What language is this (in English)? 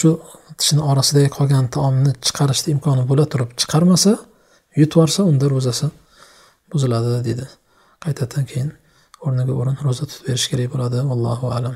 Turkish